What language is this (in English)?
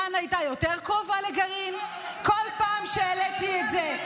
Hebrew